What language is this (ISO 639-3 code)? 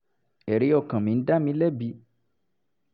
yor